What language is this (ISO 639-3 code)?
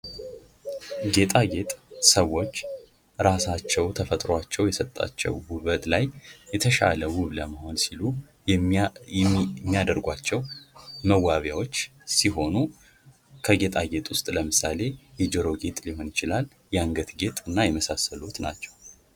amh